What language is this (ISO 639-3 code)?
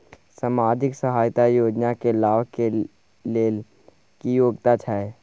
mai